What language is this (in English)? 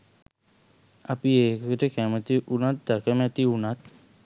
Sinhala